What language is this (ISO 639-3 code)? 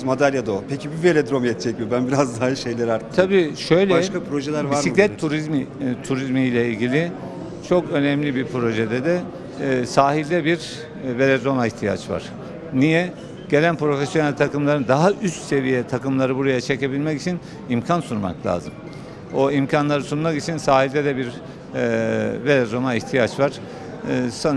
tur